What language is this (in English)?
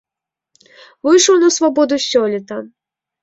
Belarusian